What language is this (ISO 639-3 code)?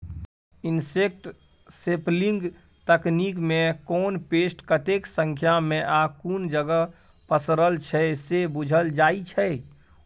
mai